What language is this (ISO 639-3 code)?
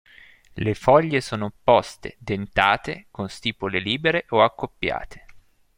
ita